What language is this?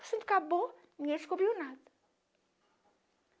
Portuguese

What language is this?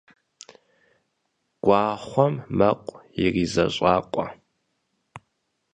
Kabardian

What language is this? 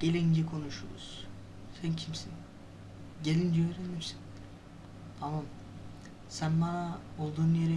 Turkish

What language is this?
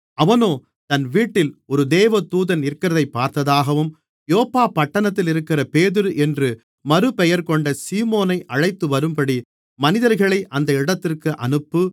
Tamil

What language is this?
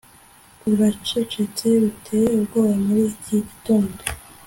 Kinyarwanda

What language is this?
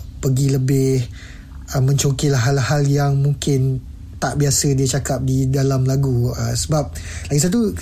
Malay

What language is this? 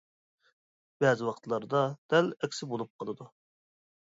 Uyghur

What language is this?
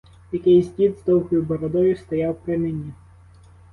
Ukrainian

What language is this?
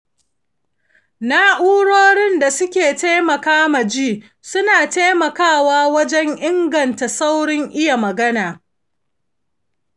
Hausa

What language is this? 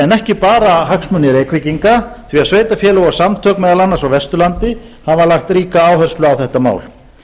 Icelandic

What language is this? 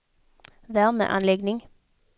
Swedish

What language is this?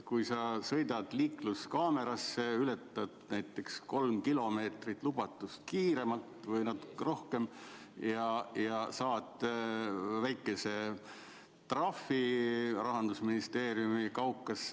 Estonian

